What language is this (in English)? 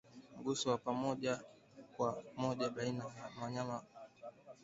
Swahili